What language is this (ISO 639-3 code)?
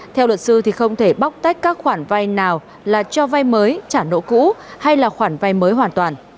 vie